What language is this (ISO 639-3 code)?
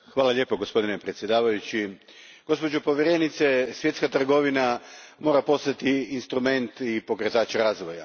hrv